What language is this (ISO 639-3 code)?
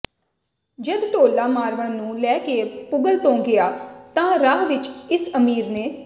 pan